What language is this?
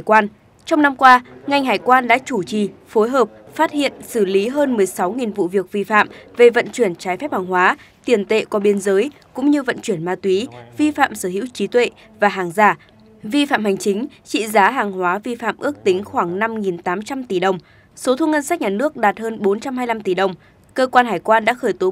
Vietnamese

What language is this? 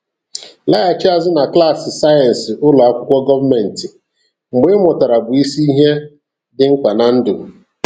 Igbo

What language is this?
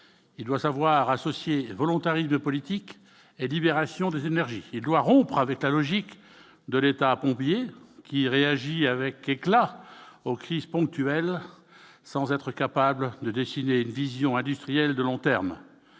French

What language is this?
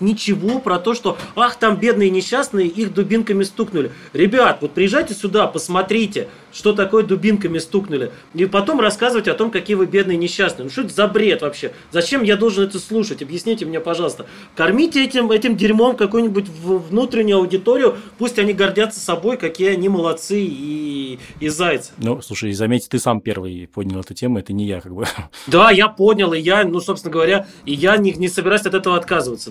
Russian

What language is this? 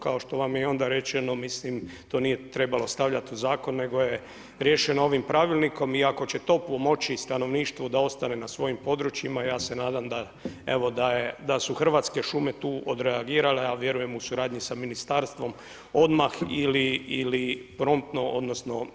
Croatian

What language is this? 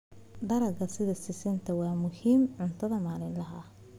Somali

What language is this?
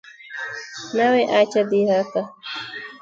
Swahili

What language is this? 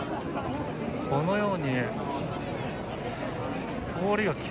Japanese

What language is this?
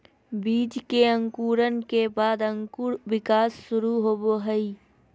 Magahi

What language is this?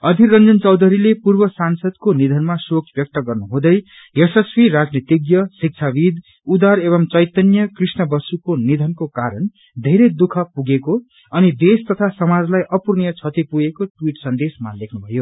Nepali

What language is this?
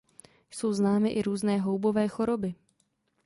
Czech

